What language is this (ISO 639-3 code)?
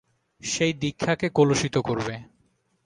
ben